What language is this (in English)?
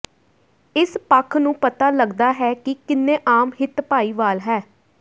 Punjabi